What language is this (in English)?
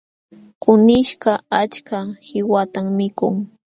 Jauja Wanca Quechua